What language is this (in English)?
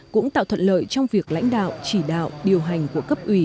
Vietnamese